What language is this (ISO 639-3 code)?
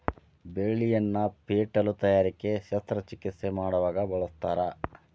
kan